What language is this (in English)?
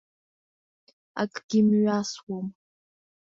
Abkhazian